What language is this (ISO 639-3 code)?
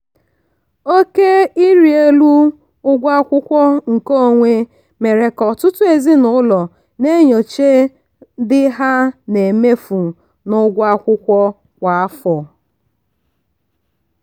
ibo